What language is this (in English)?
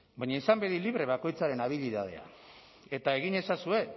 Basque